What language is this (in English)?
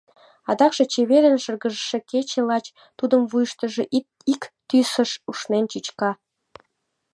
Mari